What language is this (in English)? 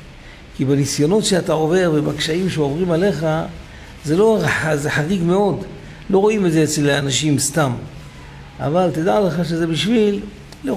Hebrew